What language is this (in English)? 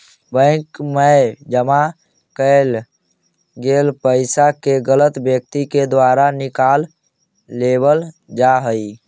Magahi